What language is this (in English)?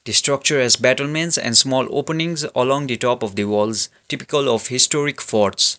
English